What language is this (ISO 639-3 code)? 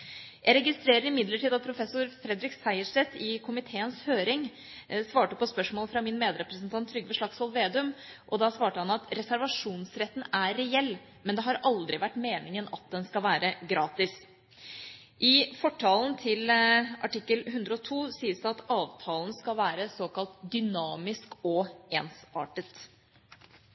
nob